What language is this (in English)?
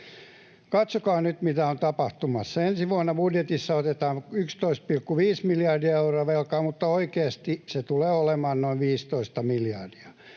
Finnish